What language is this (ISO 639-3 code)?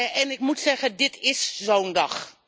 nld